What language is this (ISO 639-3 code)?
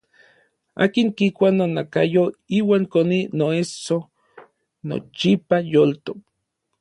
nlv